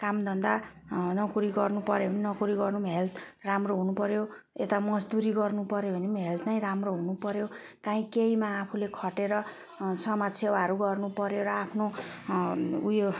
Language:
Nepali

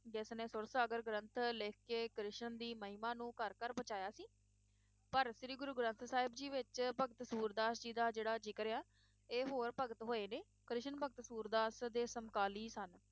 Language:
Punjabi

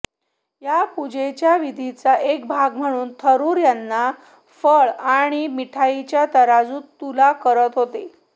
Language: Marathi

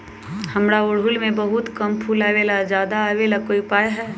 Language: Magahi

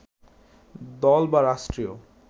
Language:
Bangla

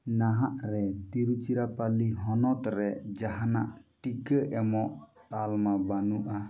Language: Santali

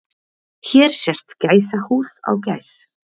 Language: Icelandic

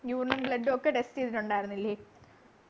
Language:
Malayalam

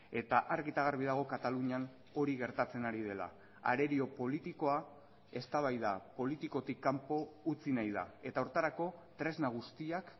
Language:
Basque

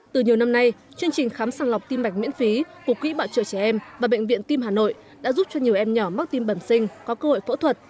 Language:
Vietnamese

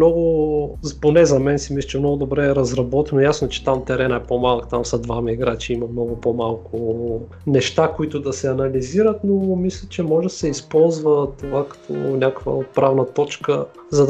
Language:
Bulgarian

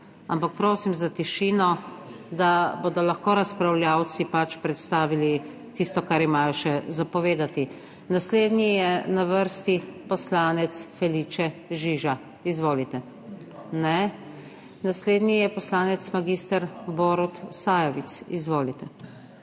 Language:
Slovenian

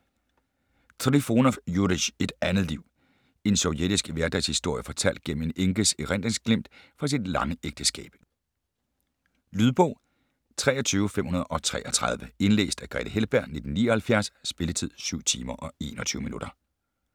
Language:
Danish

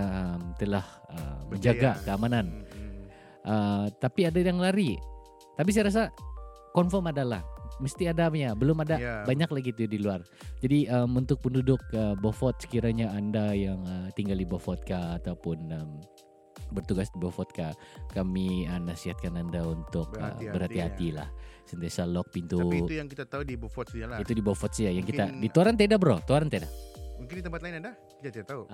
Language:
Malay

